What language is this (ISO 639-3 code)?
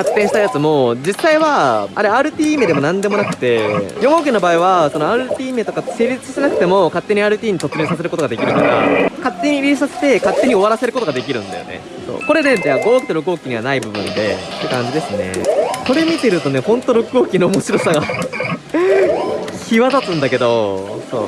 jpn